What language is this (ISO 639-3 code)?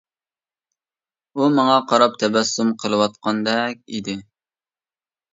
uig